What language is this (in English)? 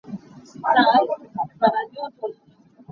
Hakha Chin